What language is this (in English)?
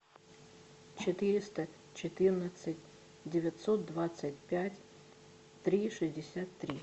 Russian